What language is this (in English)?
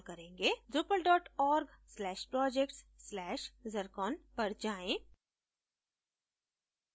Hindi